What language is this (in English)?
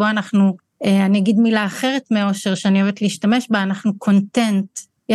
Hebrew